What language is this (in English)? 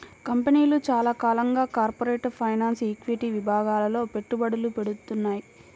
Telugu